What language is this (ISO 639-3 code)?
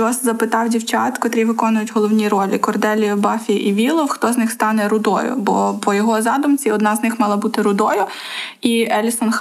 ukr